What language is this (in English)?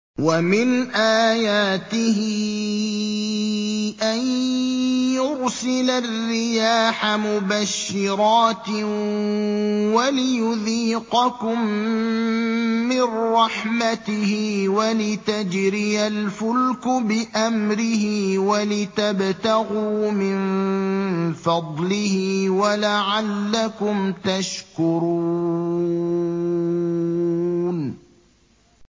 Arabic